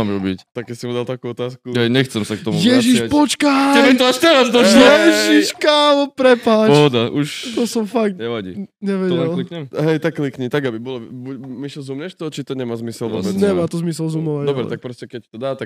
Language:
Czech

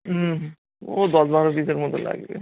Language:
Bangla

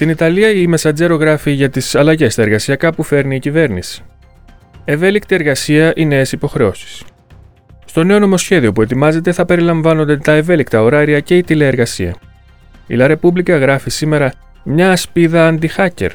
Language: Greek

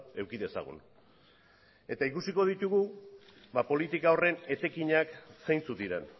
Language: Basque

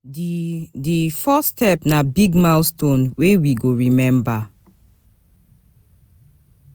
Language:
Nigerian Pidgin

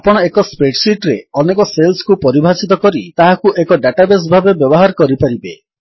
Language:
Odia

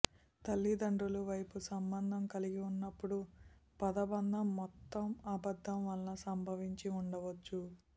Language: Telugu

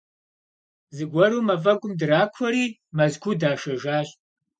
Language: Kabardian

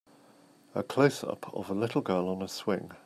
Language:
English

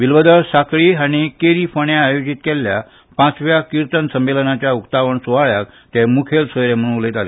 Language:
Konkani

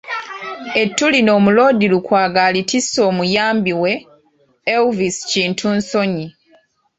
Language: Ganda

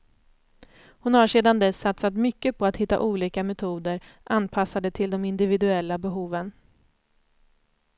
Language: Swedish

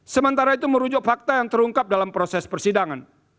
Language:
Indonesian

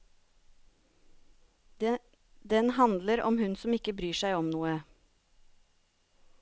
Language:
Norwegian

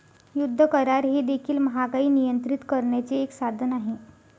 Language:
Marathi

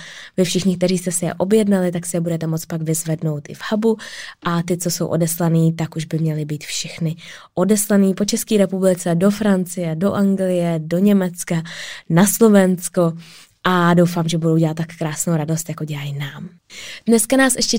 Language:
Czech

